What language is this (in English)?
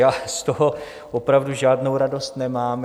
Czech